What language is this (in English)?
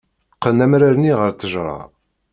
Kabyle